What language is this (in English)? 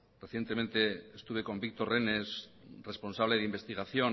Spanish